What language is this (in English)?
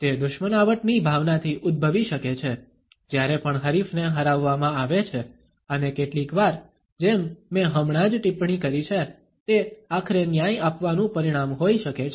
Gujarati